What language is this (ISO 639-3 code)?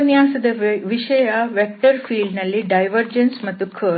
kan